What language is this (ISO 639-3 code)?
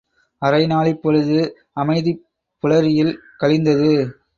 tam